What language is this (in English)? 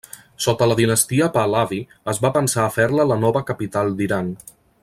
Catalan